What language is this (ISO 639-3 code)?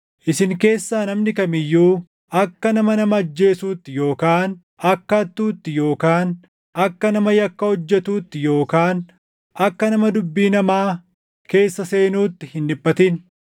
orm